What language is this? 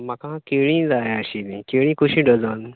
Konkani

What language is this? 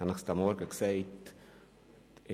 Swiss German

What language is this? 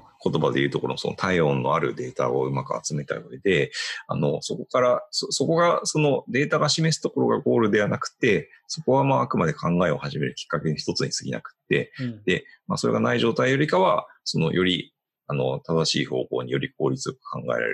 Japanese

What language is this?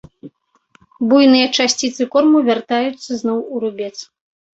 Belarusian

